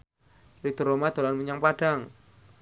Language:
Javanese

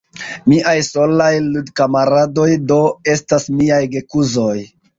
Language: Esperanto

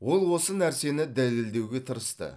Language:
Kazakh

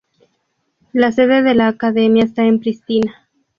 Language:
Spanish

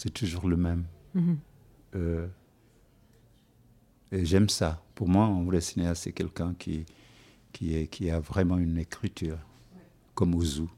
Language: French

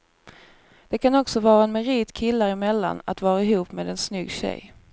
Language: Swedish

